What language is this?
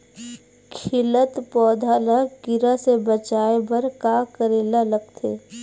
Chhattisgarhi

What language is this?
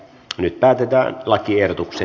Finnish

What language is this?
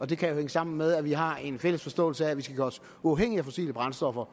Danish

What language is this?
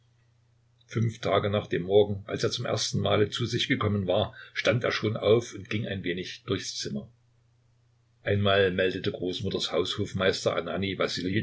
German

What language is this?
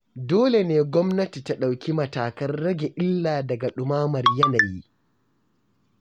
Hausa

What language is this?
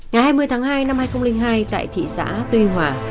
Vietnamese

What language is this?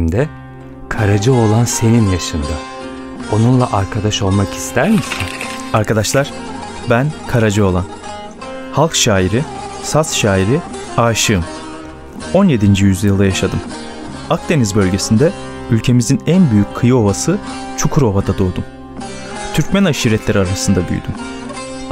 Turkish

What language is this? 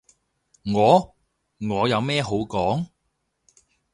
Cantonese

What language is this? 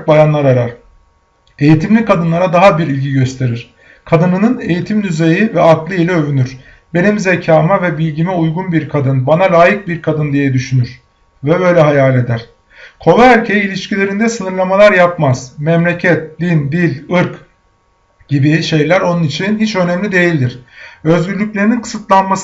Turkish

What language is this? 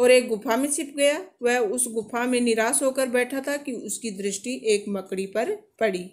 Hindi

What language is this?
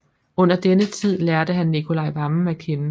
Danish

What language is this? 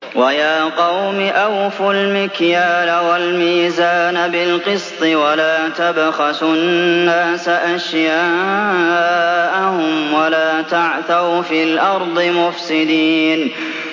Arabic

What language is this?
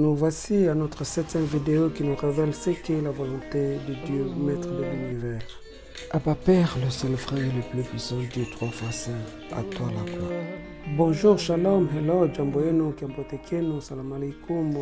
French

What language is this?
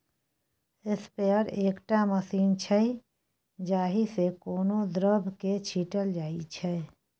Maithili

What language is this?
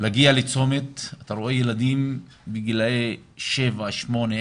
Hebrew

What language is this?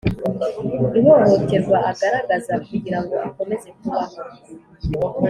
Kinyarwanda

